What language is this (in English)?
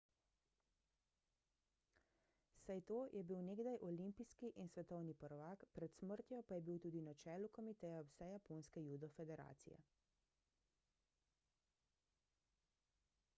Slovenian